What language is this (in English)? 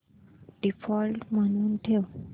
Marathi